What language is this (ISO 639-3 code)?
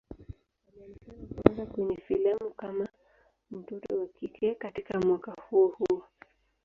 swa